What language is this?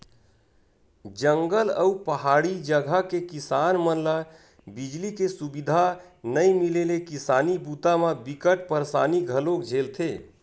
Chhattisgarhi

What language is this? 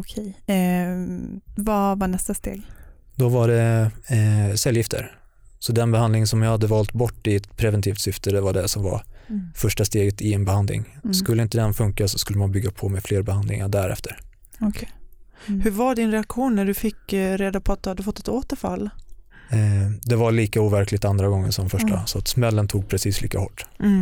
Swedish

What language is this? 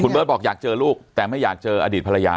Thai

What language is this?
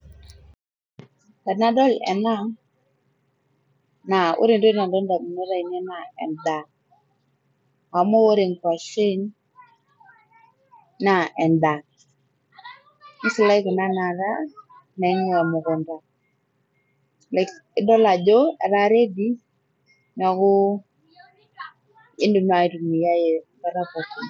Masai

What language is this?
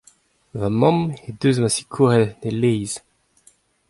Breton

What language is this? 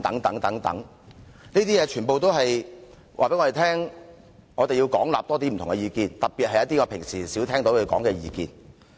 Cantonese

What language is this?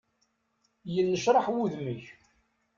Kabyle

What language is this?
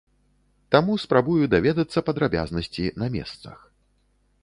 Belarusian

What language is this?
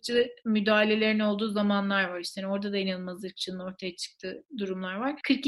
Turkish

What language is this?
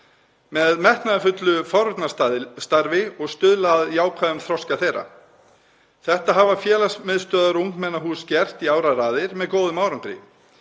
Icelandic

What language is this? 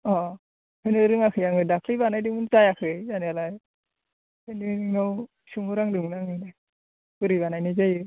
Bodo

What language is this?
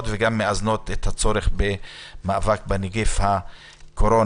Hebrew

